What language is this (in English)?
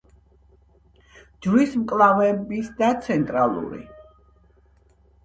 Georgian